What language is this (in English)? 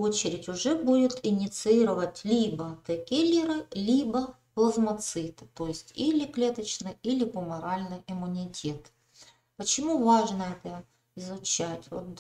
Russian